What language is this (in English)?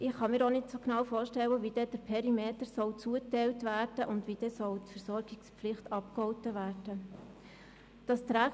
Swiss German